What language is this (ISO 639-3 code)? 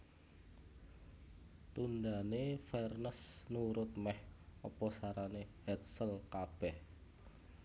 jav